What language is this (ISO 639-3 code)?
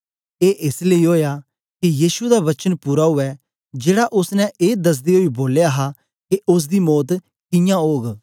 doi